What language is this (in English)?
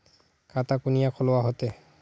Magahi